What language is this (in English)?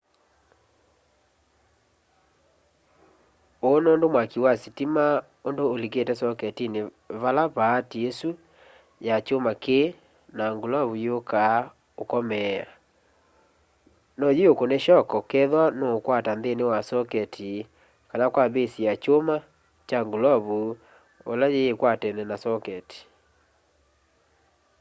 Kamba